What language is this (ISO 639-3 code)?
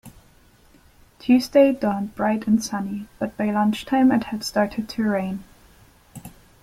eng